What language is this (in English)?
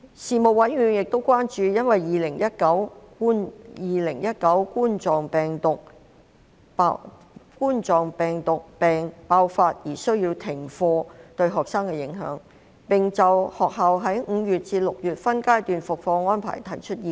Cantonese